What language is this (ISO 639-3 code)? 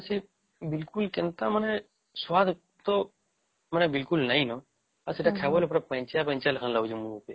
ori